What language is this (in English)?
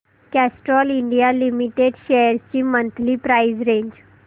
Marathi